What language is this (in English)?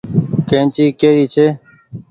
Goaria